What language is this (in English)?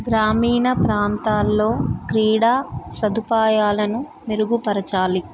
Telugu